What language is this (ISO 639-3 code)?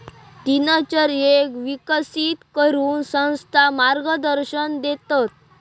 mar